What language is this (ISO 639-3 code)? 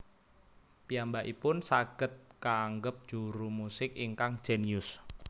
jav